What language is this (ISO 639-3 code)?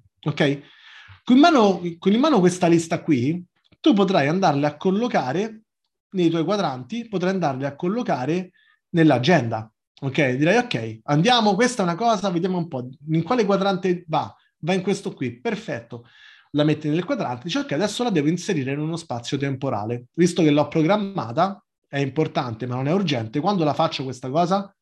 ita